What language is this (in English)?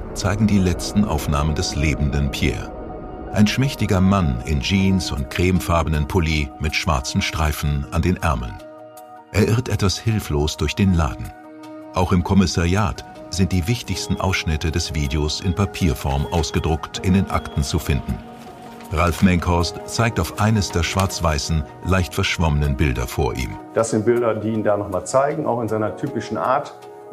German